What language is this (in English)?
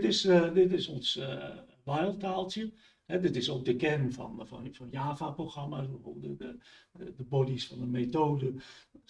Dutch